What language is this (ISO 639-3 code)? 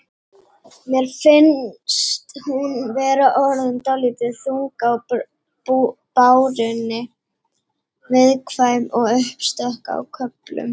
isl